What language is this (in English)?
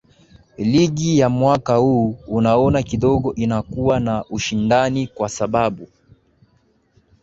Swahili